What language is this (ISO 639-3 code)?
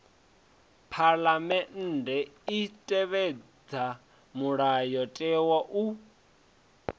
ven